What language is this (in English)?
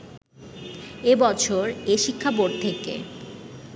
Bangla